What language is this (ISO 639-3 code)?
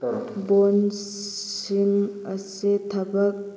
mni